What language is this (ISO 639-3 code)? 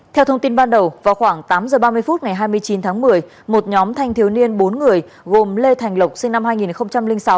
vie